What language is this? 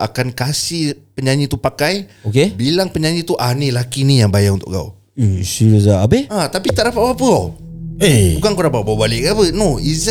Malay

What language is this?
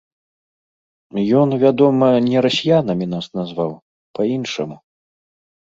Belarusian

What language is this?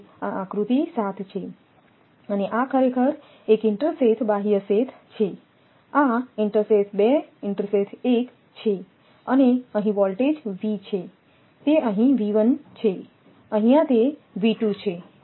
Gujarati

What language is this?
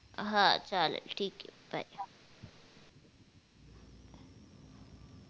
Marathi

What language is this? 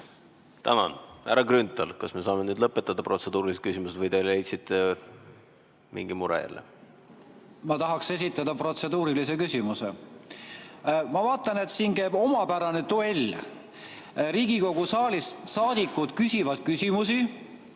Estonian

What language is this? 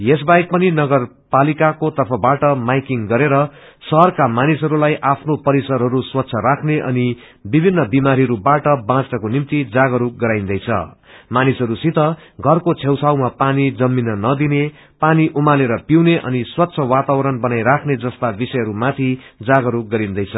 Nepali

